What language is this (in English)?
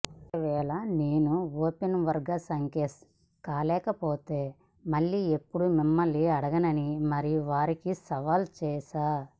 Telugu